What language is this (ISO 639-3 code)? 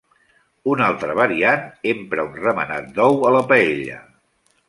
cat